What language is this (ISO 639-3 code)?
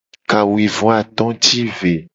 gej